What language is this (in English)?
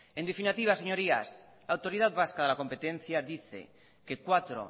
Spanish